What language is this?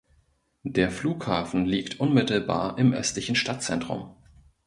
German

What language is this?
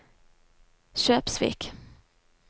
Norwegian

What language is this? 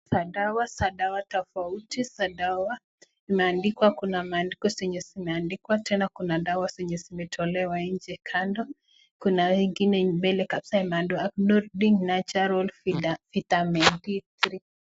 Swahili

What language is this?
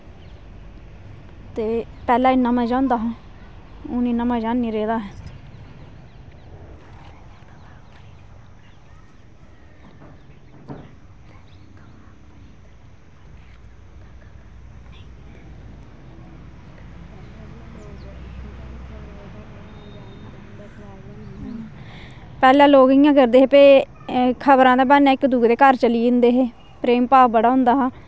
Dogri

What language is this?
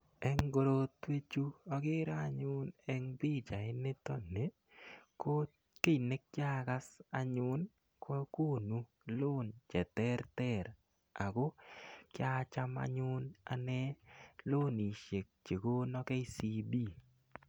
Kalenjin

